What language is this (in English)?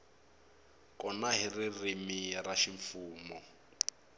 Tsonga